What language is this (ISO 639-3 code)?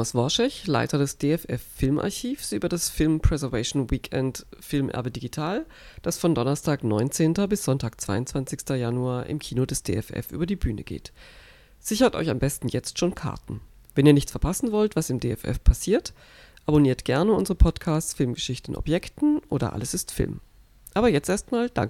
deu